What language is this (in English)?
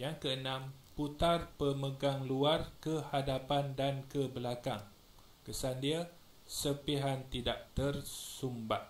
Malay